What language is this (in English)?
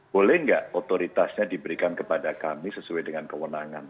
Indonesian